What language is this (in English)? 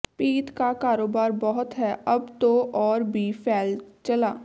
Punjabi